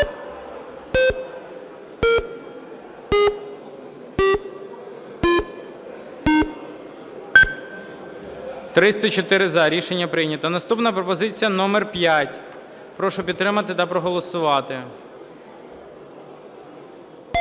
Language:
Ukrainian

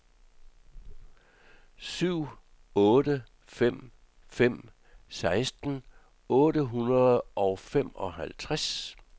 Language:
Danish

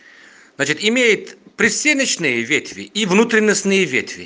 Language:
Russian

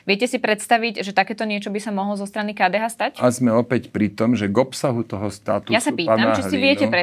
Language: Slovak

